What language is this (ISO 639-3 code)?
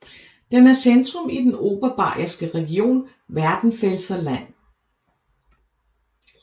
dan